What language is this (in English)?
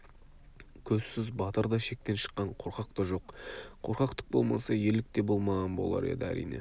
Kazakh